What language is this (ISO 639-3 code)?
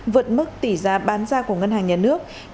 vie